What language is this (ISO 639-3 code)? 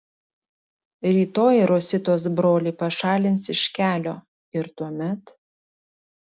lit